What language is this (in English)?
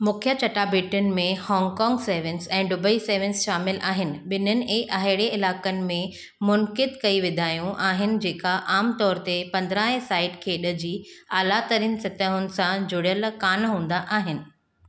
Sindhi